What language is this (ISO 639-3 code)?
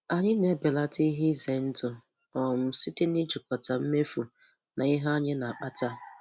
ibo